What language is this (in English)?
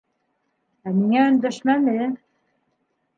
Bashkir